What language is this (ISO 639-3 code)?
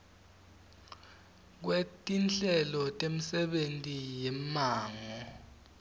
ssw